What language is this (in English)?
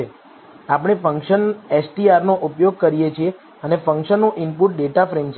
Gujarati